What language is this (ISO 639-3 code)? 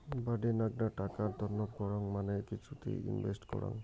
ben